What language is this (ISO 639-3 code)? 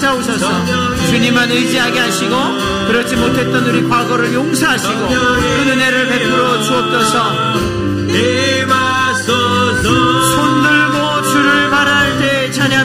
kor